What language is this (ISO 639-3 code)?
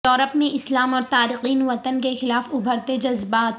urd